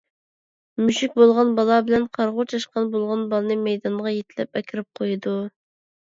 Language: Uyghur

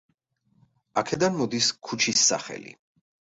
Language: Georgian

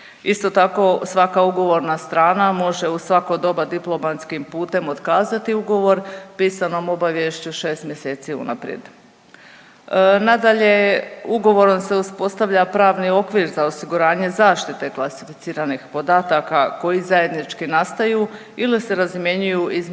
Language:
Croatian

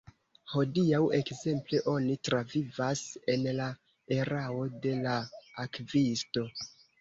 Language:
Esperanto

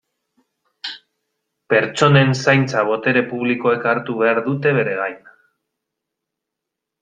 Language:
Basque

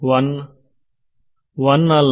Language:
Kannada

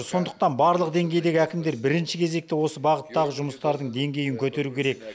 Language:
Kazakh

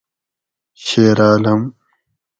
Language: Gawri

